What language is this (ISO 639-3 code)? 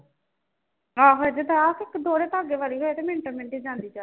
pan